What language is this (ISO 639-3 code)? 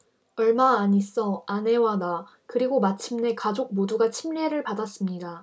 kor